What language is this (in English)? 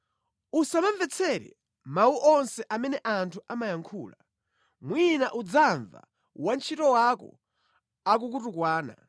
Nyanja